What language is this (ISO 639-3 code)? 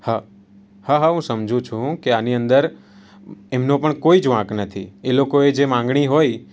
guj